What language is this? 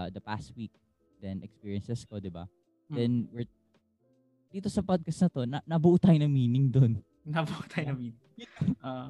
Filipino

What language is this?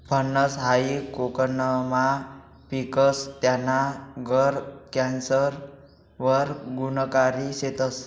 Marathi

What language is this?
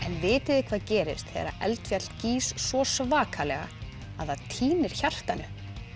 Icelandic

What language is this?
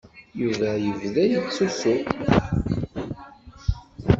Kabyle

